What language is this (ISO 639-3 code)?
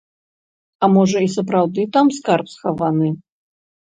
bel